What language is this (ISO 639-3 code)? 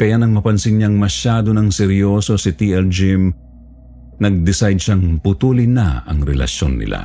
fil